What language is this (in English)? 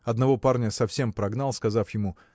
Russian